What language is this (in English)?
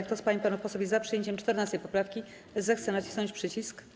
Polish